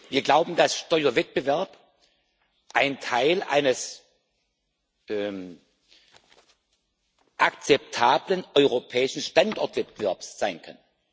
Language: German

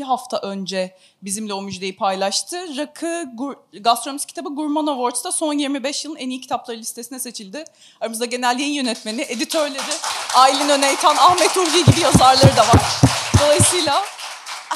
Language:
Turkish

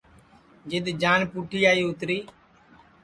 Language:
Sansi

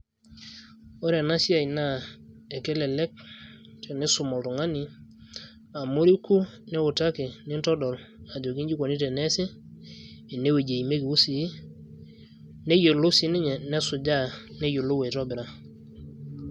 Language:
Masai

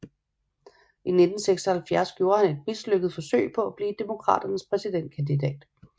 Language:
Danish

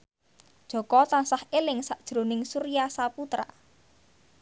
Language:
Javanese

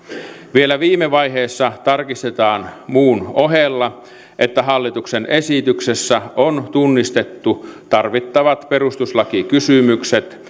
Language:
Finnish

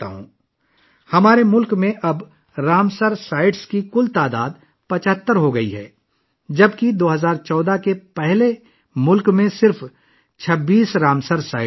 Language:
Urdu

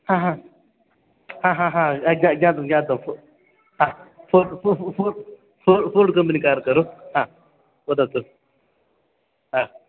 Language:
Sanskrit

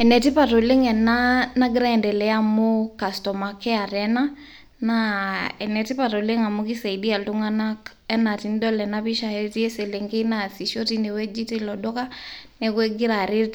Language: Masai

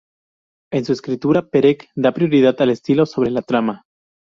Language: Spanish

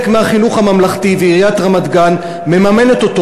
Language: Hebrew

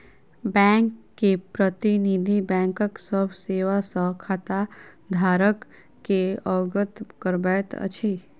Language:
Maithili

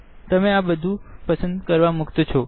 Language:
Gujarati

